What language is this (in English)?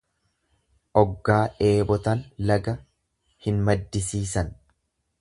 Oromo